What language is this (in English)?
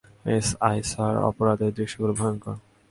Bangla